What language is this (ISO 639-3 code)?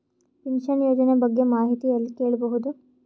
kan